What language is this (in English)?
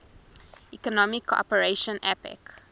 English